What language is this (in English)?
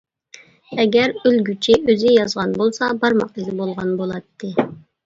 Uyghur